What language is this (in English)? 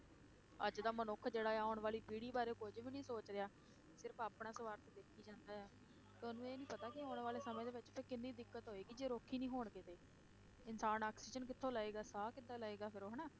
Punjabi